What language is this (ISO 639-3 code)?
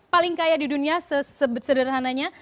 ind